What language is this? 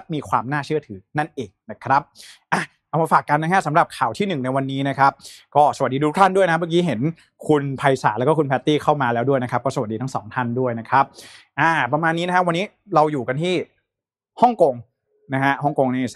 Thai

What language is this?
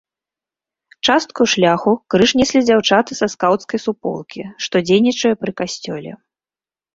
Belarusian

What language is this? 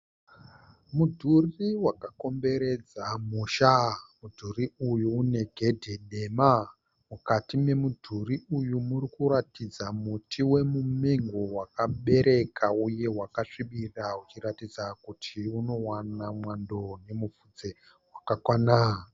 Shona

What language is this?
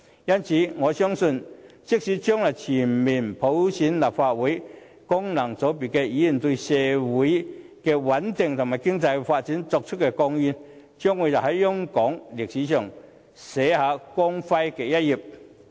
Cantonese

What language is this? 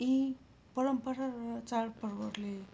Nepali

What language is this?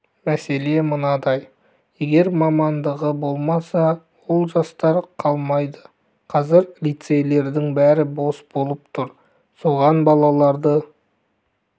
Kazakh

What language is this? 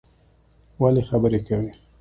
Pashto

